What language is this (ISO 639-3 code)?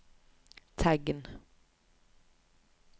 nor